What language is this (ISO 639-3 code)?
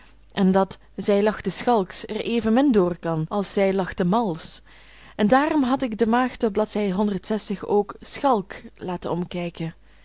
nld